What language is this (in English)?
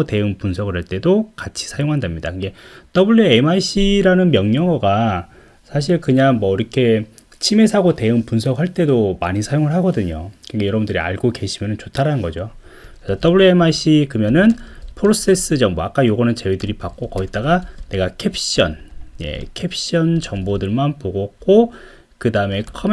Korean